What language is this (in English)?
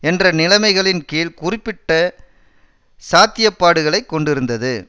Tamil